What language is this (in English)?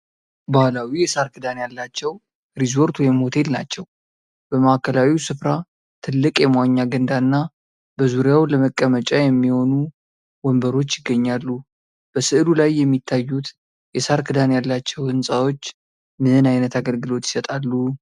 Amharic